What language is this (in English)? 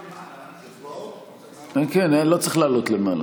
Hebrew